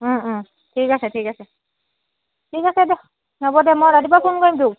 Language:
Assamese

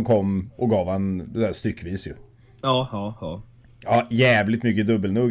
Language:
Swedish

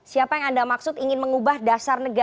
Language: Indonesian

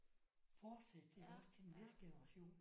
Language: Danish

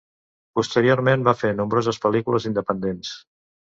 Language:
Catalan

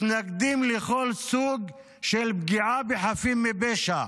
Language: Hebrew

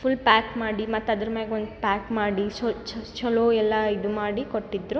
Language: Kannada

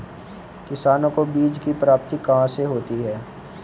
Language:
Hindi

